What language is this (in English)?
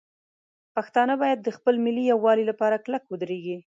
Pashto